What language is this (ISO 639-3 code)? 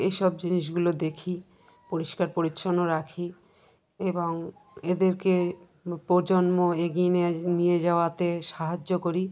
ben